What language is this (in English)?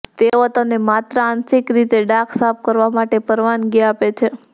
Gujarati